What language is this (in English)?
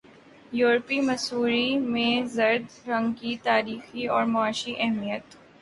Urdu